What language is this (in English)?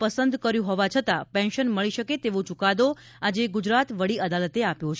Gujarati